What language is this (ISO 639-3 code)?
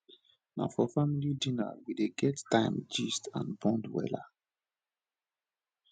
pcm